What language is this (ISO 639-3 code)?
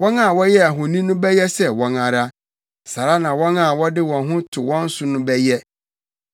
aka